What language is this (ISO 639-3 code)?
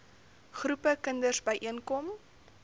afr